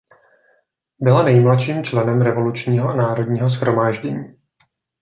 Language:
Czech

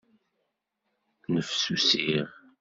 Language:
Kabyle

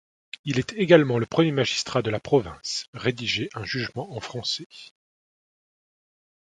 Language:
French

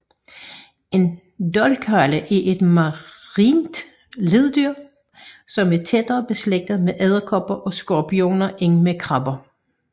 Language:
Danish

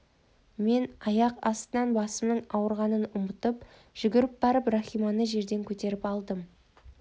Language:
Kazakh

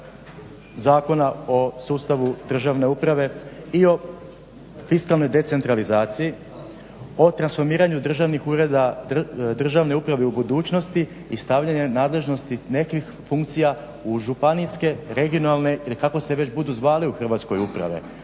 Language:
Croatian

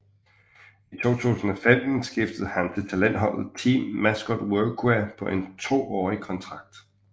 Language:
Danish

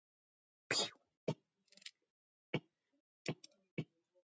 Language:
Georgian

